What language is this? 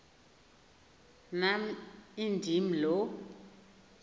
Xhosa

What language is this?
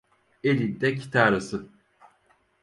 Turkish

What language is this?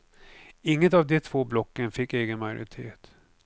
Swedish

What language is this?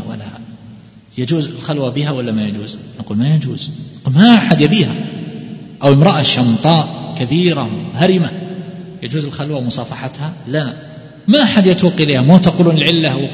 Arabic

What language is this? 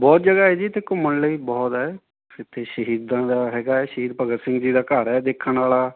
Punjabi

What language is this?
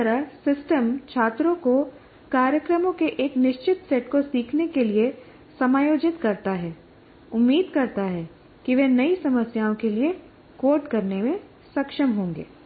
Hindi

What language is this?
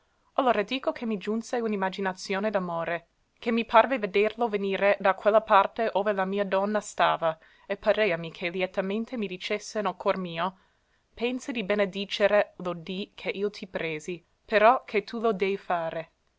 Italian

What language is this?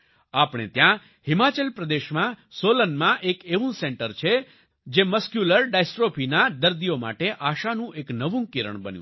Gujarati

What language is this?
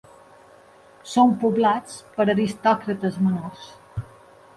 Catalan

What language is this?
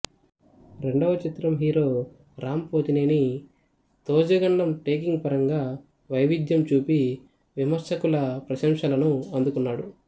Telugu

